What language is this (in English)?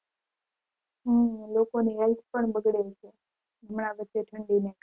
Gujarati